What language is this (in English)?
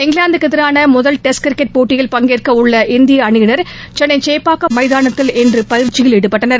Tamil